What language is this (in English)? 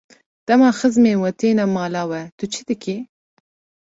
Kurdish